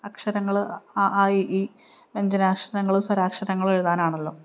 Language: Malayalam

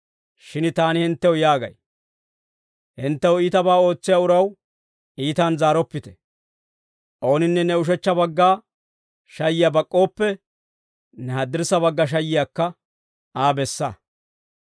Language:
Dawro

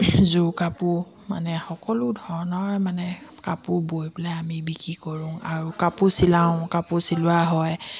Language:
Assamese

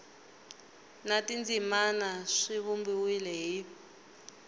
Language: Tsonga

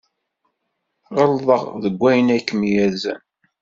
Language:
Kabyle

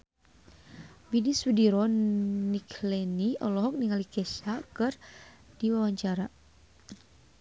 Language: Sundanese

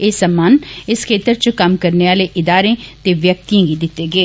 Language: Dogri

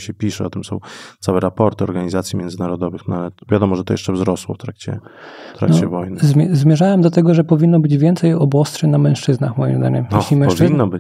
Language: Polish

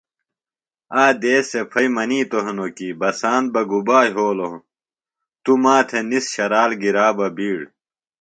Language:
Phalura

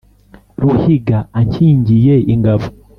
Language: Kinyarwanda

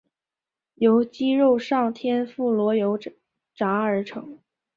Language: Chinese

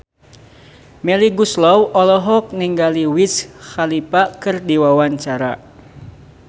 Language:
Sundanese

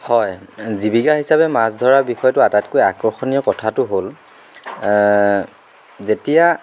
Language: Assamese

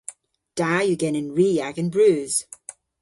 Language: Cornish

